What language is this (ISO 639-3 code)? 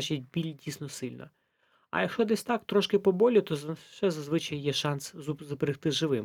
ukr